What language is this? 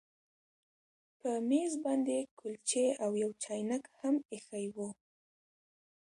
Pashto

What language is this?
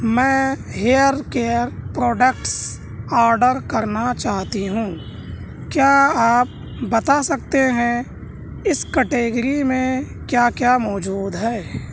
Urdu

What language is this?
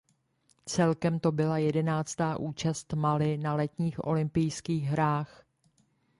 Czech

